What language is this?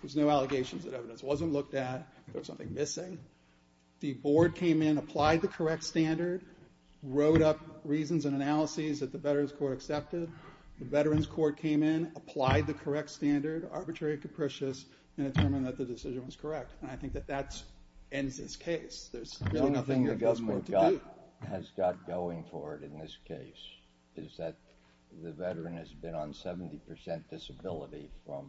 English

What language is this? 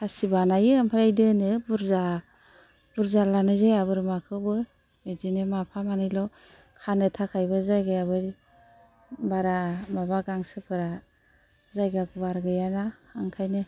Bodo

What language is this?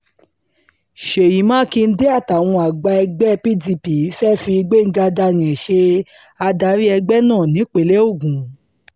Yoruba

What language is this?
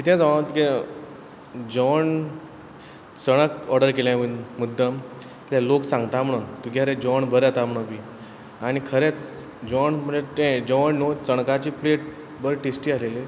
Konkani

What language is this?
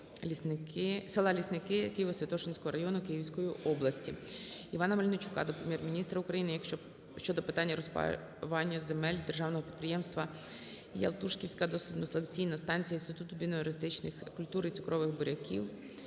Ukrainian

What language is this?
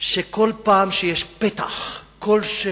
Hebrew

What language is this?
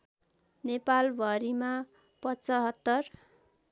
Nepali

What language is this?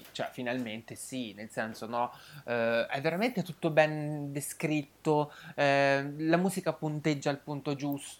Italian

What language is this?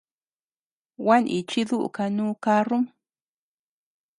Tepeuxila Cuicatec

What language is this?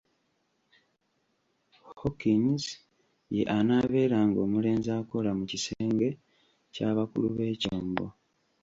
Ganda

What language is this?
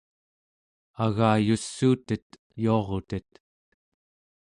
Central Yupik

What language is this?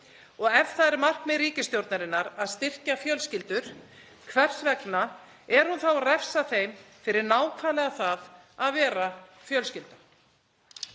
Icelandic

